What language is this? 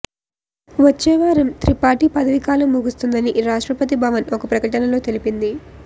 Telugu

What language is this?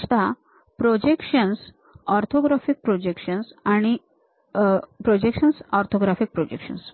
Marathi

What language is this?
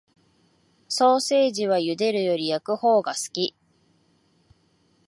Japanese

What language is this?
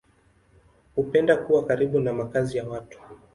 Swahili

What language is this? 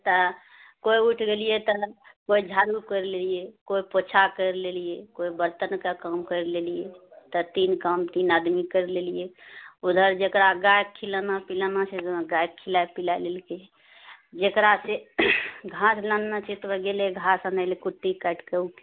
Maithili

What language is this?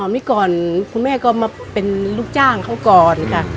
Thai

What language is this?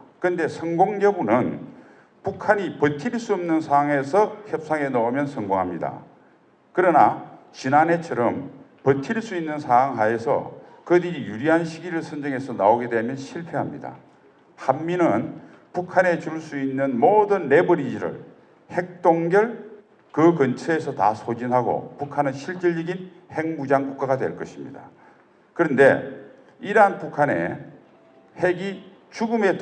Korean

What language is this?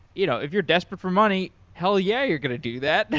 English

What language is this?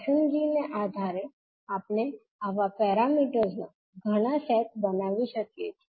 Gujarati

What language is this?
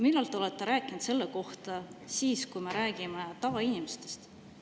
Estonian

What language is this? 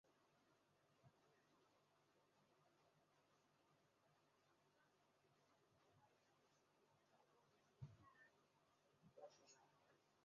Chinese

